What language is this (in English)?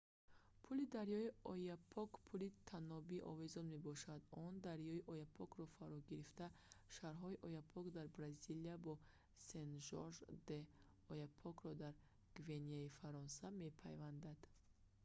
Tajik